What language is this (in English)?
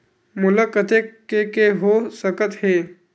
Chhattisgarhi